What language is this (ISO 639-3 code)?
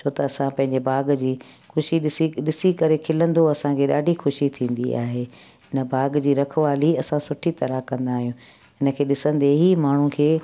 snd